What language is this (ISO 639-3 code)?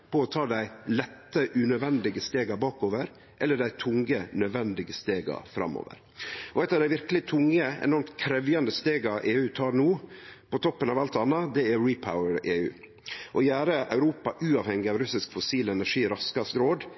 nno